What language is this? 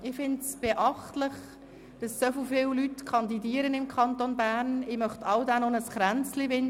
Swiss German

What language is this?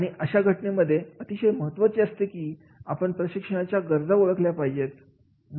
Marathi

